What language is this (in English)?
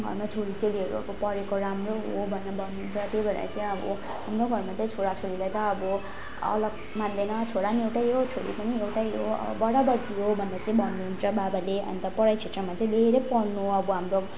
Nepali